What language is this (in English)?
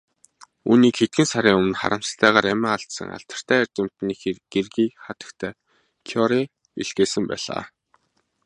Mongolian